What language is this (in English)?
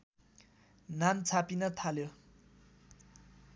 Nepali